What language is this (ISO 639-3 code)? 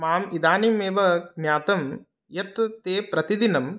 san